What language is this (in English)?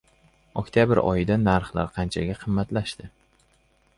Uzbek